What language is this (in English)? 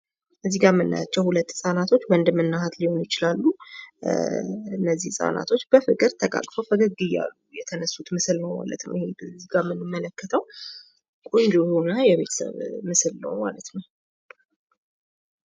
Amharic